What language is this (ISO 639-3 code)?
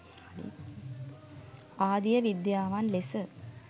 sin